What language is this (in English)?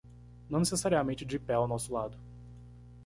Portuguese